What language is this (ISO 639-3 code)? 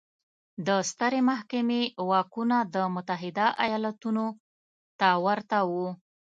pus